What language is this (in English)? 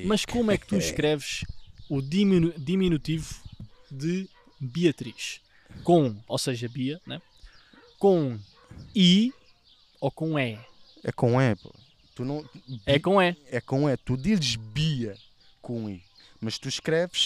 Portuguese